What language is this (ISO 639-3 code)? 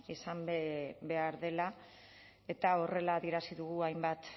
eus